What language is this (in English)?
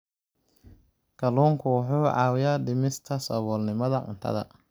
Somali